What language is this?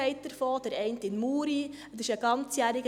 Swiss German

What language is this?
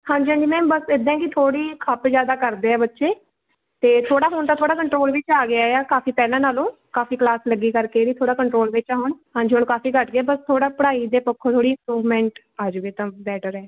Punjabi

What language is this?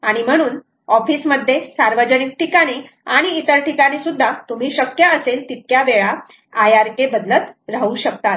Marathi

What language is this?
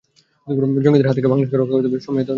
Bangla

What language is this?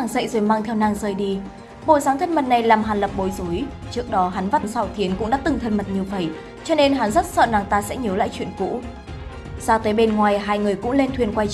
Vietnamese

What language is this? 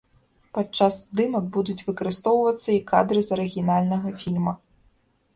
Belarusian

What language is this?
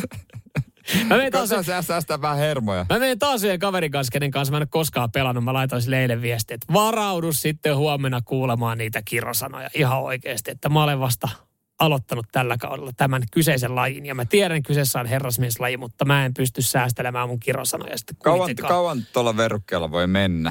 Finnish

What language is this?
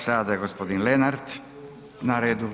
Croatian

